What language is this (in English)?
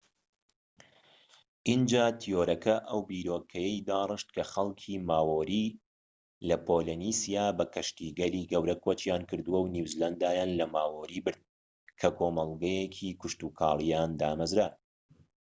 Central Kurdish